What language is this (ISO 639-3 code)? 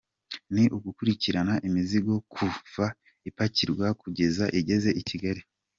kin